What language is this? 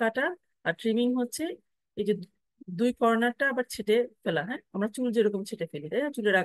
Bangla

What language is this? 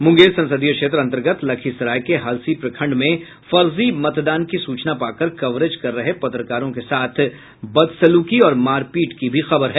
Hindi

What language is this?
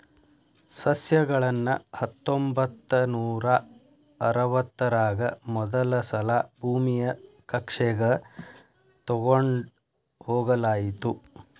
Kannada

